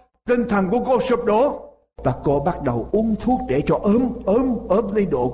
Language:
Vietnamese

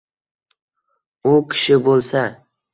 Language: Uzbek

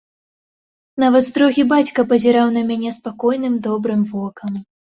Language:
Belarusian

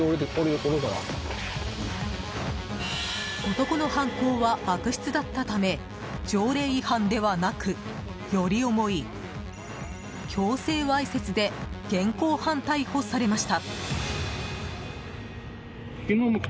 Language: Japanese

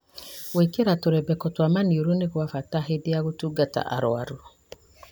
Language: Kikuyu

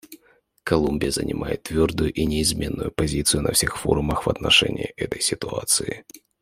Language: Russian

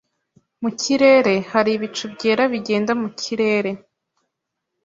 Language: Kinyarwanda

